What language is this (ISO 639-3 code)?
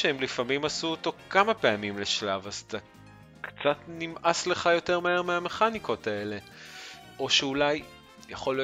heb